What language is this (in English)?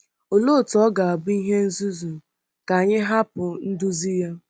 Igbo